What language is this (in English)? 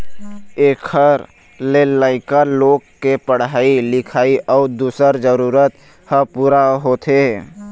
Chhattisgarhi